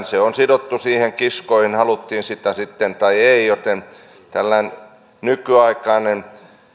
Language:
Finnish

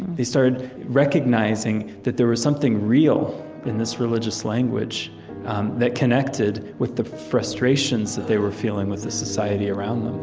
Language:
English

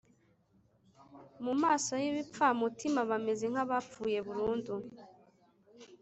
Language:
Kinyarwanda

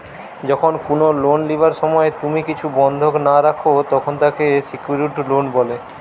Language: Bangla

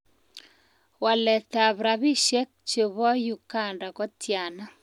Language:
Kalenjin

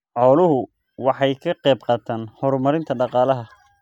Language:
Somali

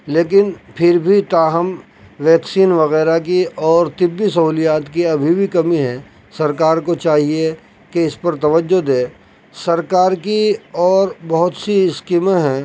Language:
Urdu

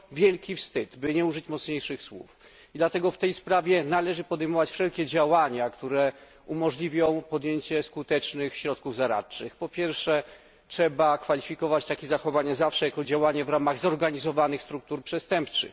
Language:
Polish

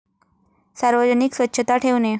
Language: Marathi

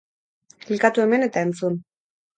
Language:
Basque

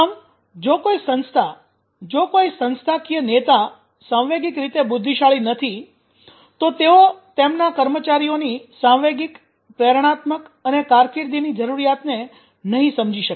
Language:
Gujarati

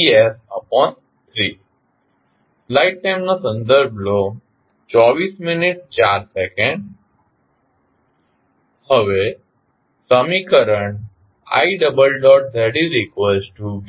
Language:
Gujarati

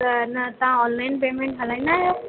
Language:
Sindhi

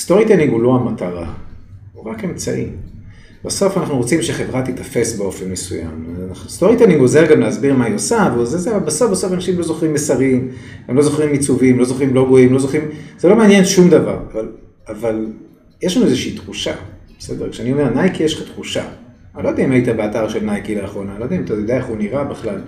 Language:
Hebrew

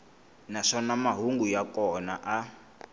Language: Tsonga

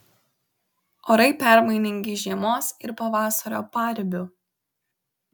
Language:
Lithuanian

